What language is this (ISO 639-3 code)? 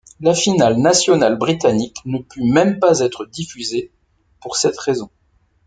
fra